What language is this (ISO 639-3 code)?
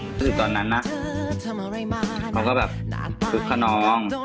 tha